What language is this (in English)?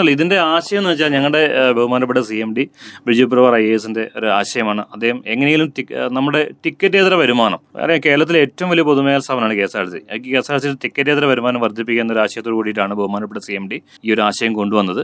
Malayalam